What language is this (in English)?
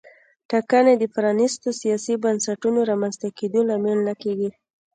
Pashto